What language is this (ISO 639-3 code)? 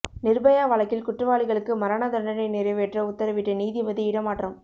tam